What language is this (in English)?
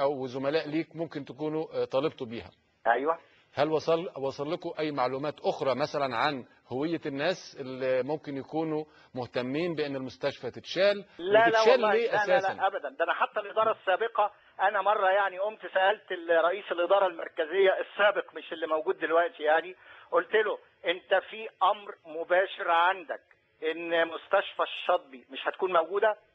Arabic